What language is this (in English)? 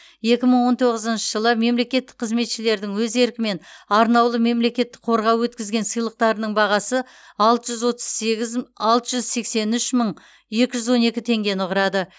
Kazakh